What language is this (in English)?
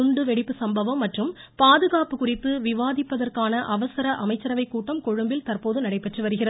Tamil